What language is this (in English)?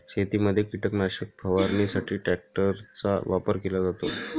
Marathi